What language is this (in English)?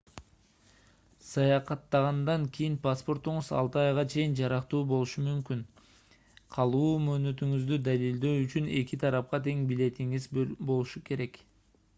Kyrgyz